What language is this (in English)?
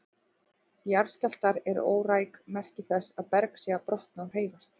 Icelandic